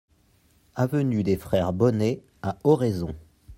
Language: French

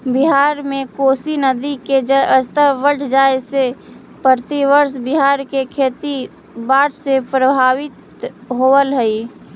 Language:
Magahi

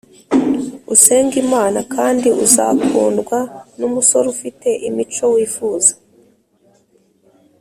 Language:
Kinyarwanda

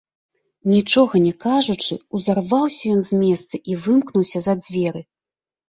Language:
Belarusian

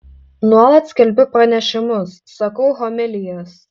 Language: Lithuanian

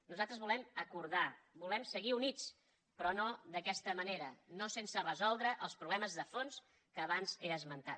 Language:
Catalan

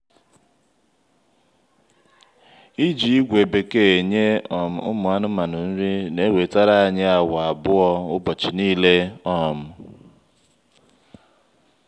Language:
Igbo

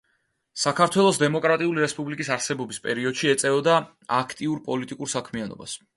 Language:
Georgian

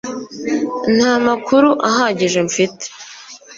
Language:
Kinyarwanda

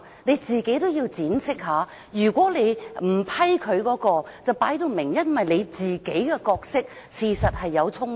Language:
Cantonese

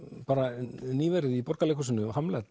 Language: Icelandic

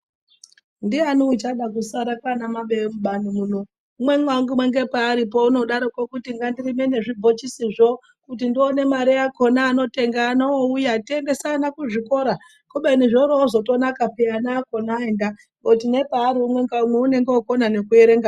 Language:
Ndau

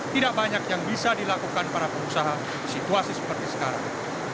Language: Indonesian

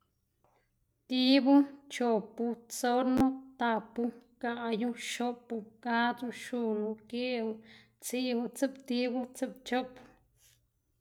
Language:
Xanaguía Zapotec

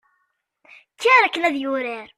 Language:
Kabyle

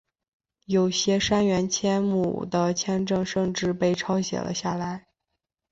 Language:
Chinese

